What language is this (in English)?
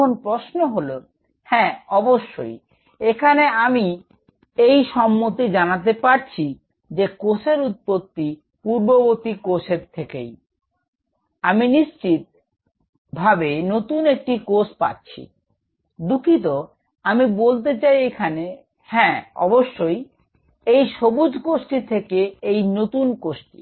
Bangla